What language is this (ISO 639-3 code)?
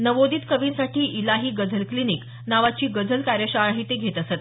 mar